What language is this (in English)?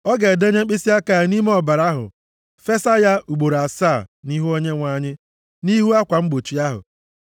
Igbo